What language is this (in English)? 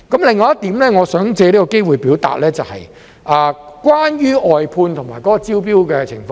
Cantonese